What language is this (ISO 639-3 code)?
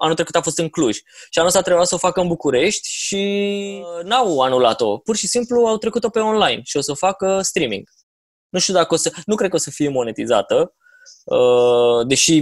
ron